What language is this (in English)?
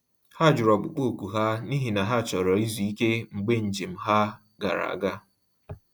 Igbo